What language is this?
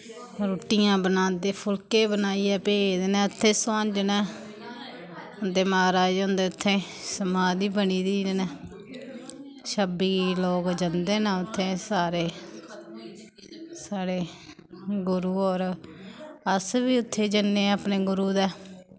Dogri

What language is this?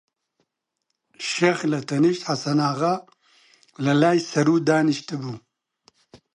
Central Kurdish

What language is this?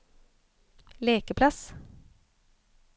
Norwegian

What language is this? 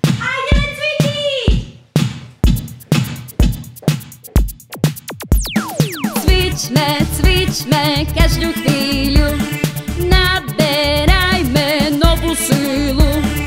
Polish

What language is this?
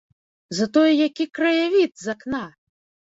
Belarusian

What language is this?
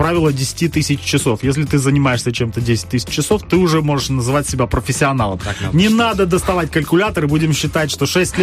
Russian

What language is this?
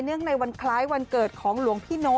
Thai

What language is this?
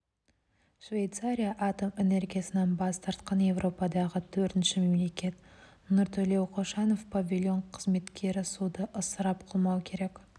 Kazakh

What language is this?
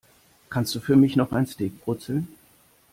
German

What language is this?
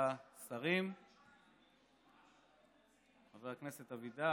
Hebrew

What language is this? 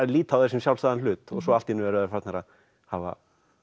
Icelandic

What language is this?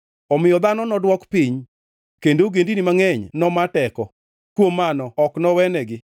Luo (Kenya and Tanzania)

